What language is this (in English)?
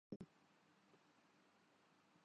Urdu